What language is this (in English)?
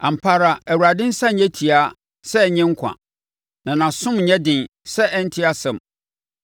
Akan